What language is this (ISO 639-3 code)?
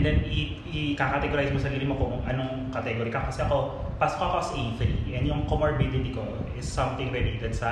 fil